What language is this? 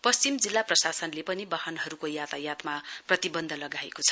Nepali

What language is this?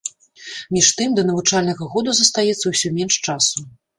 Belarusian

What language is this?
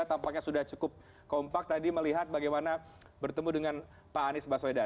Indonesian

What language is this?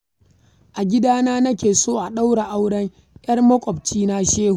Hausa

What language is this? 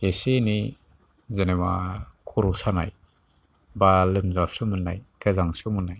Bodo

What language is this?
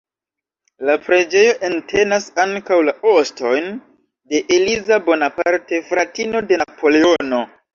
Esperanto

